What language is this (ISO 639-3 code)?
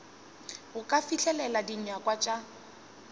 nso